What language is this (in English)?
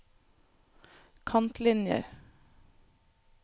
Norwegian